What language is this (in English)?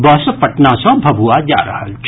Maithili